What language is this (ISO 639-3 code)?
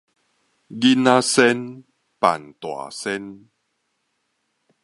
nan